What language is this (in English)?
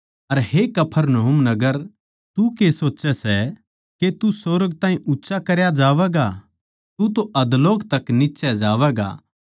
Haryanvi